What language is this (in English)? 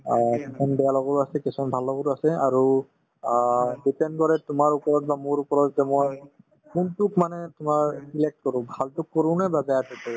Assamese